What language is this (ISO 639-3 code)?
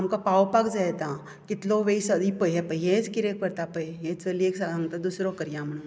kok